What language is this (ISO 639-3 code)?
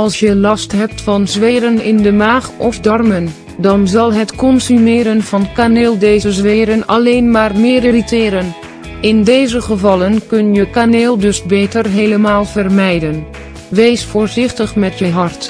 nld